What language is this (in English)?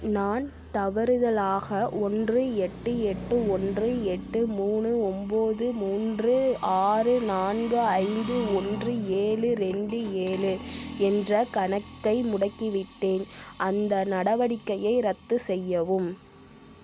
Tamil